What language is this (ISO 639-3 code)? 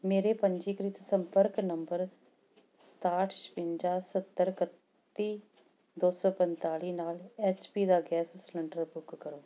pan